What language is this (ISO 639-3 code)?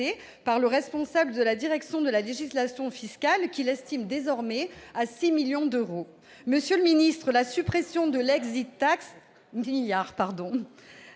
fra